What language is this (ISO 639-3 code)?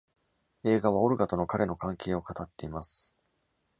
jpn